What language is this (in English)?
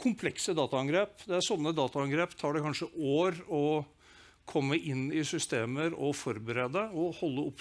Norwegian